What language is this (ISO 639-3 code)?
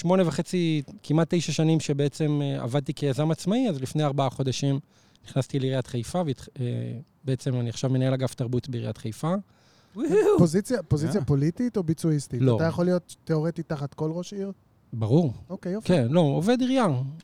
heb